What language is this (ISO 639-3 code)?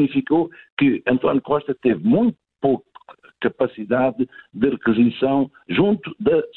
por